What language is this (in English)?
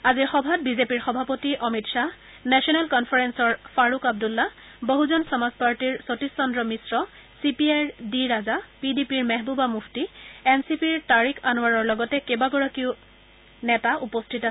Assamese